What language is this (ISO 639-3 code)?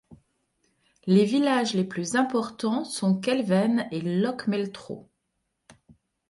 fra